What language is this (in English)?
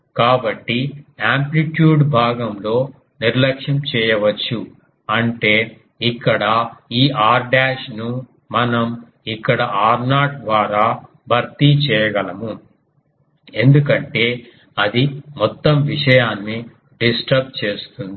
Telugu